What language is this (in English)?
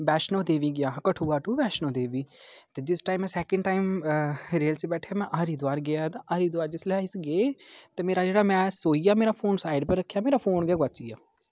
Dogri